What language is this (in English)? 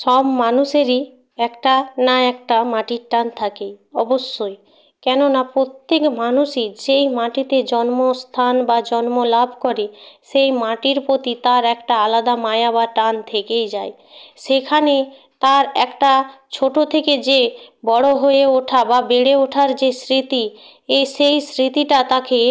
Bangla